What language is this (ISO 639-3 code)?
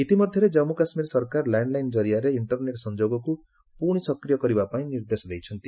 ori